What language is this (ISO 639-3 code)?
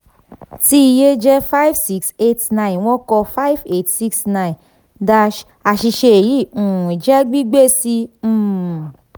yor